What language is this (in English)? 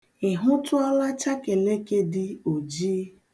Igbo